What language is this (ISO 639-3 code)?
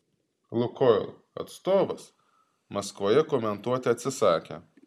lit